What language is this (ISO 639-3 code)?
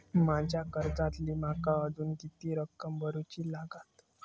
mar